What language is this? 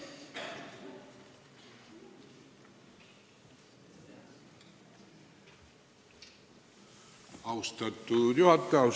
Estonian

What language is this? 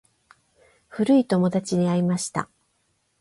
Japanese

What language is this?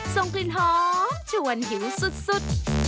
Thai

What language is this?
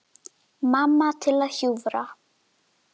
Icelandic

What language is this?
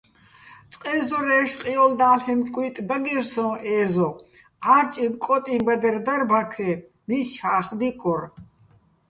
Bats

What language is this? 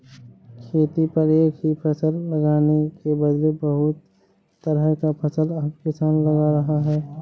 Hindi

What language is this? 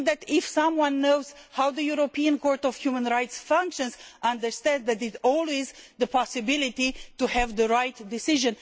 English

